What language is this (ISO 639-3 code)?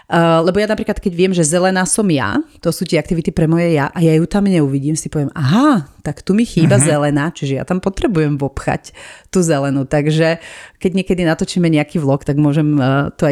slk